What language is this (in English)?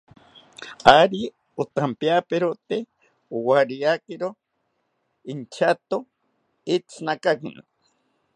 South Ucayali Ashéninka